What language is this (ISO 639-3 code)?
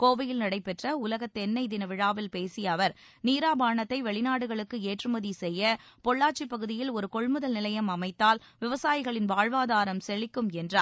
tam